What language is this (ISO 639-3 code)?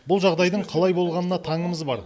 kaz